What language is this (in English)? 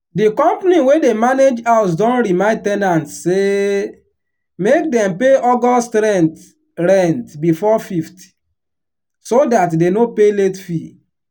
Nigerian Pidgin